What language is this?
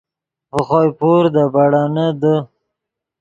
Yidgha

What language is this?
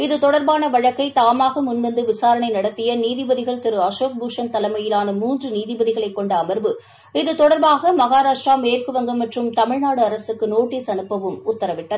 Tamil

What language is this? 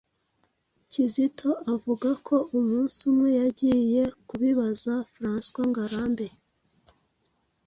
Kinyarwanda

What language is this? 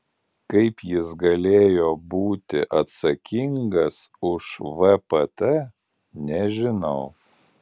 Lithuanian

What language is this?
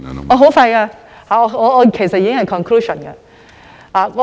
Cantonese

